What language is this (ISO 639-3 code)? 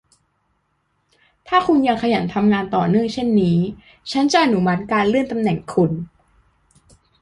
tha